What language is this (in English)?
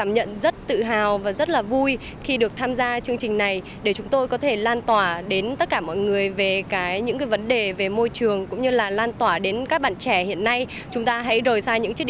Vietnamese